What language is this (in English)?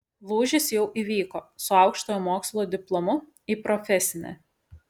Lithuanian